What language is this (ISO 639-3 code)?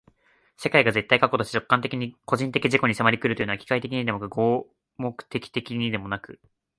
jpn